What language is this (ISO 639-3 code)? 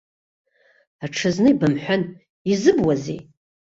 abk